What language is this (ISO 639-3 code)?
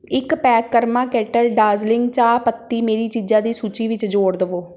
pan